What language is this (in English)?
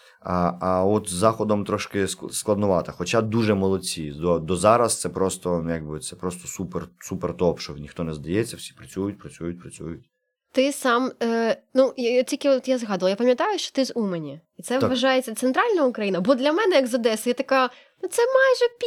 Ukrainian